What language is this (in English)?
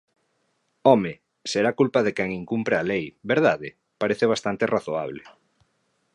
Galician